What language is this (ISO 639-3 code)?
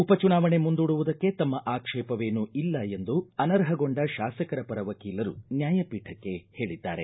kan